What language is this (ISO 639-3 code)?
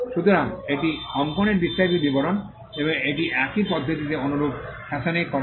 ben